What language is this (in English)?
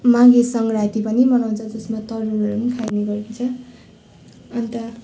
Nepali